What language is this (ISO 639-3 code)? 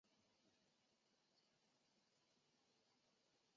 zho